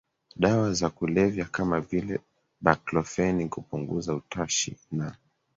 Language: Swahili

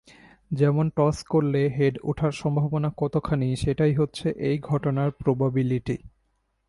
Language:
Bangla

